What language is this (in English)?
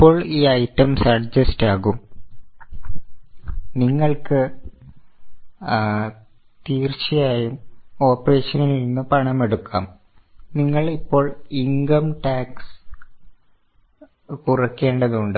Malayalam